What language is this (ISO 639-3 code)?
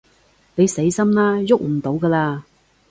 yue